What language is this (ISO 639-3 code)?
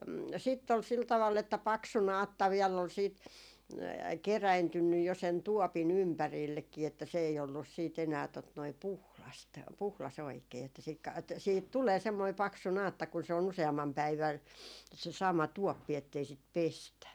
fin